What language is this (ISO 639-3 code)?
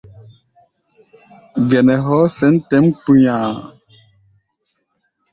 gba